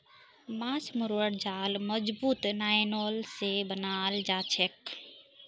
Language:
Magahi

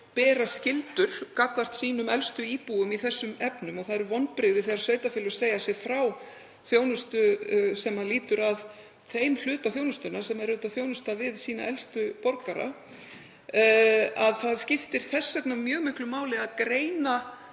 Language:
Icelandic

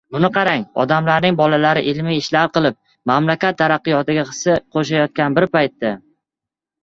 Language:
Uzbek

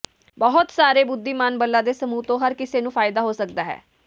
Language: Punjabi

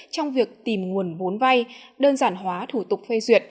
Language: Vietnamese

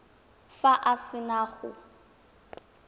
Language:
Tswana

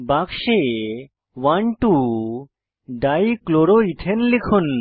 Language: Bangla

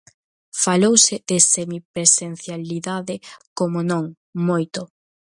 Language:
Galician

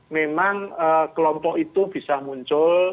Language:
Indonesian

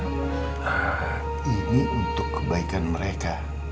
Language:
Indonesian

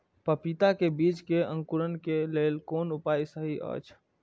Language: Maithili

